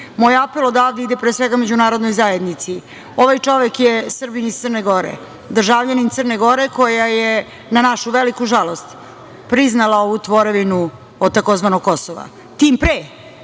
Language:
Serbian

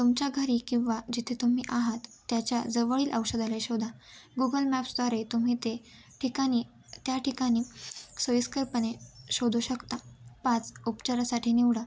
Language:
Marathi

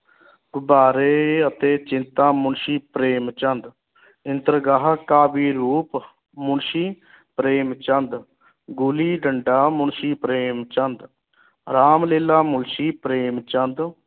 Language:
Punjabi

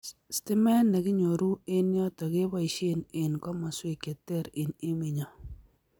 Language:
Kalenjin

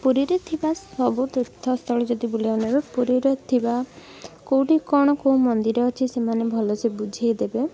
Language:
Odia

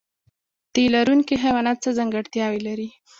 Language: Pashto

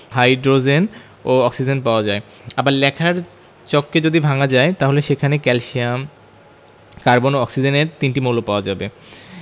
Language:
Bangla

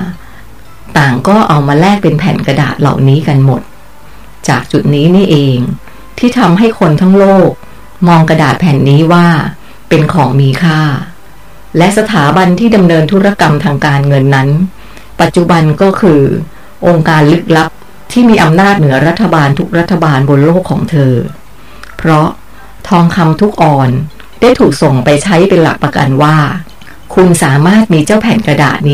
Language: Thai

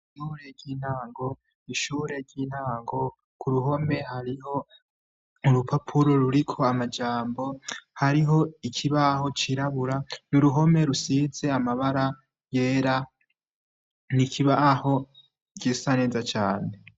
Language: Rundi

